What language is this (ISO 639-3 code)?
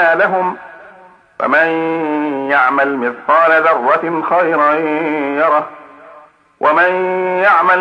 ara